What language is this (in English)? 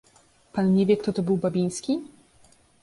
Polish